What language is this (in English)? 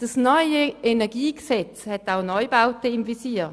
Swiss German